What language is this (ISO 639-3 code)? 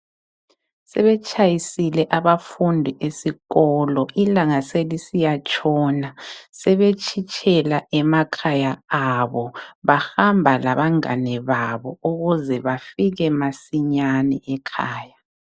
nde